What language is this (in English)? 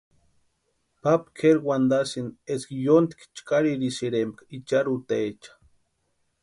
Western Highland Purepecha